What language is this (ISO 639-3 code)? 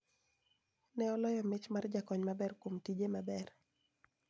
luo